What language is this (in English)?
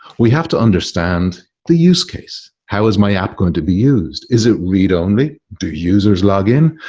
English